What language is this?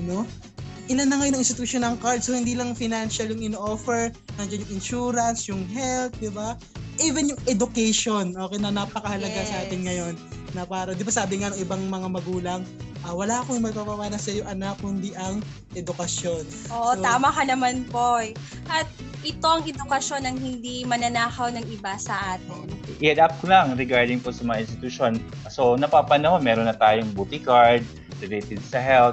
Filipino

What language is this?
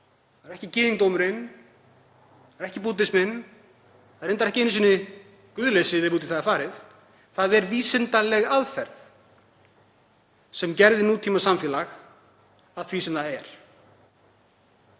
Icelandic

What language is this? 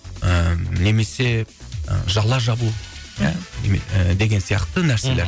Kazakh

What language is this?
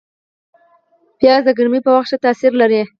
Pashto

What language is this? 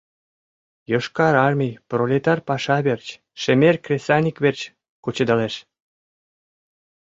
Mari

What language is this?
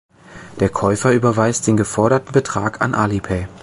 German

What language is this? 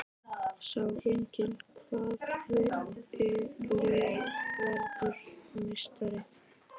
Icelandic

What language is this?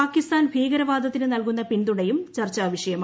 Malayalam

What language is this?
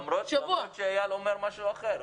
Hebrew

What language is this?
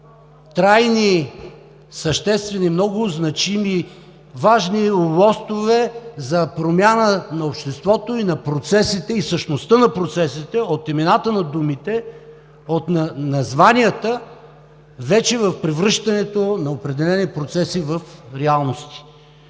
Bulgarian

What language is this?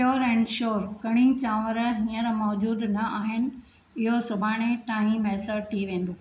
Sindhi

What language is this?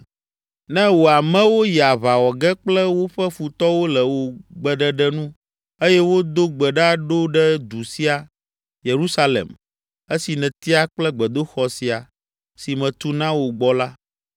Ewe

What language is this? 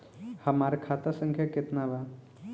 Bhojpuri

